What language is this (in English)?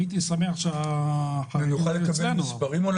Hebrew